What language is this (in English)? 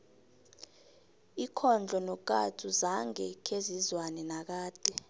South Ndebele